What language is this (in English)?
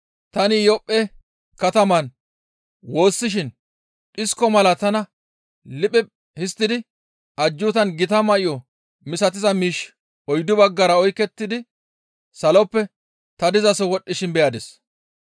Gamo